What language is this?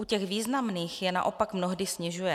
Czech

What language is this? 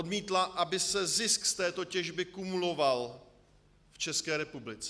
Czech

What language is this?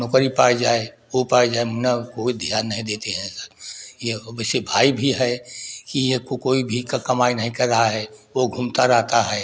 Hindi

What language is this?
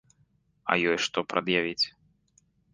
Belarusian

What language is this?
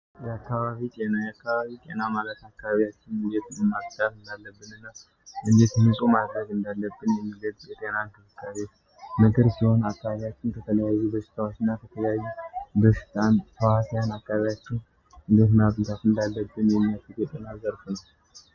Amharic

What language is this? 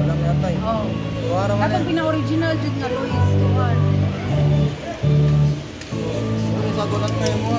Filipino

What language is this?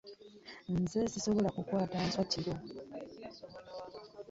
Ganda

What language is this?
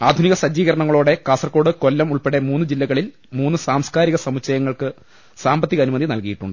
Malayalam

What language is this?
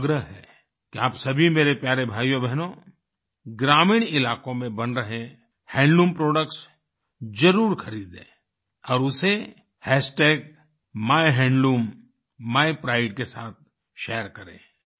Hindi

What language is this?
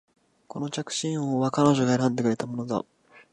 Japanese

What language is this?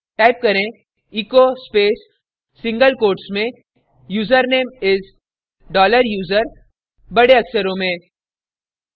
Hindi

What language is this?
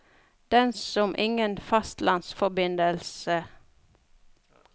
Norwegian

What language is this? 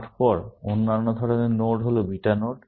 Bangla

